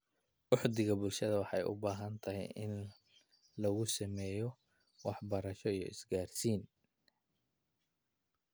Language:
Somali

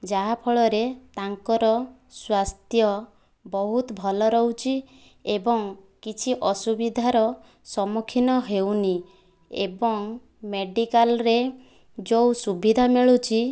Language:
Odia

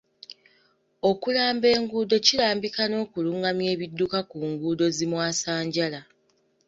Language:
Ganda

